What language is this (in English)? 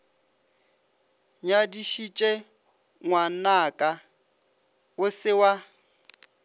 Northern Sotho